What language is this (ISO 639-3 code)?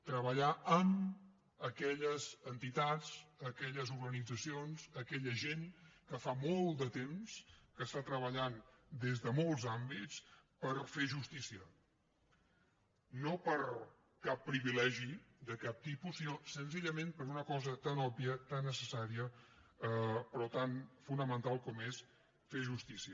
cat